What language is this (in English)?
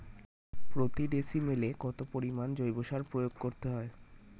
Bangla